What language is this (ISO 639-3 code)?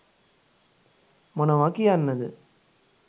sin